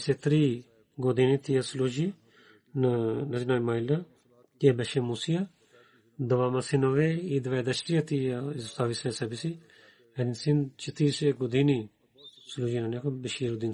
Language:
Bulgarian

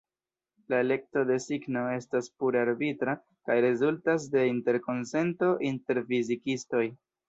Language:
Esperanto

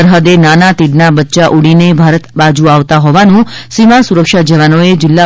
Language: Gujarati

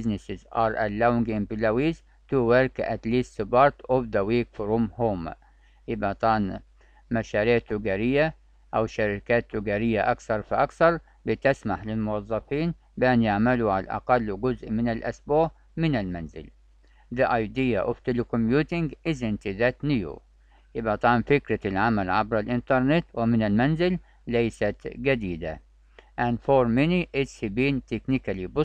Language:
Arabic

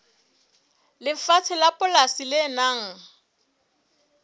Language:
Southern Sotho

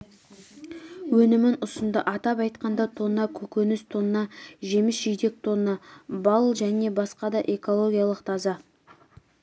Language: Kazakh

